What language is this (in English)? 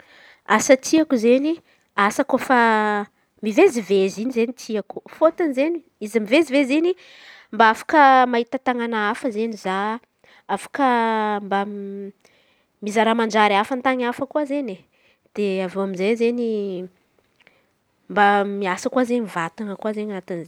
Antankarana Malagasy